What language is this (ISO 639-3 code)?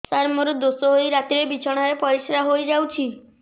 ori